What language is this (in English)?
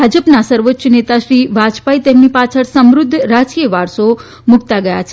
Gujarati